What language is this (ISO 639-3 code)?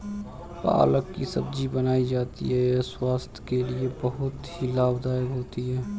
hin